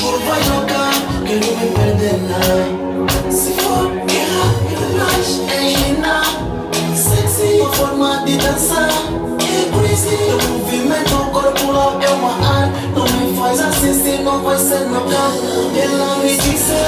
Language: Ukrainian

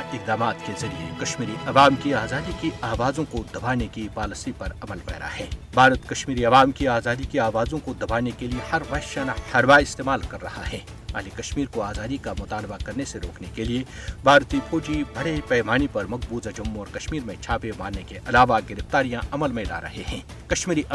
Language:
Urdu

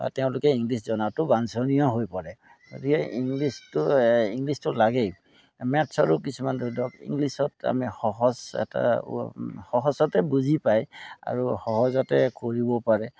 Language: Assamese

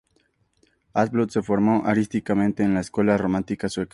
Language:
Spanish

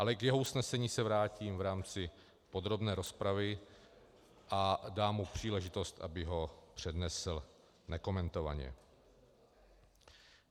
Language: Czech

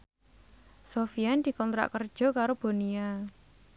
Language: Javanese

